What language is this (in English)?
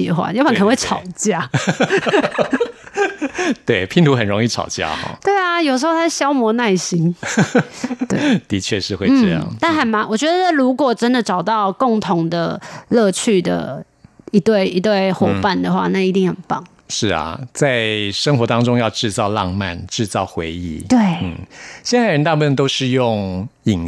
Chinese